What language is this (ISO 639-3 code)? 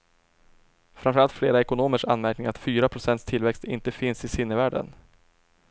swe